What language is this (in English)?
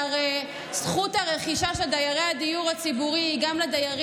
Hebrew